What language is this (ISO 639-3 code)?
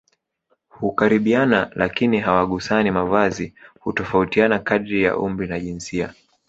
swa